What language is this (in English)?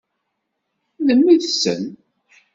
Kabyle